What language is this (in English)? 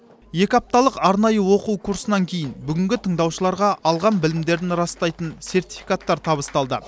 Kazakh